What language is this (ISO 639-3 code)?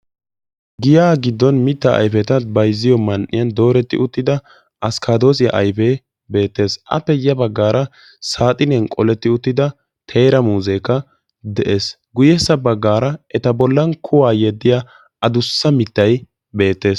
wal